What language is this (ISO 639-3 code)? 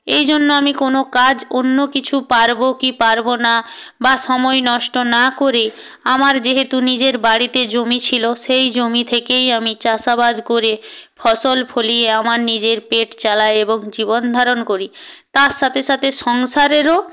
ben